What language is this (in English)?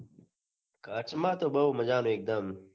Gujarati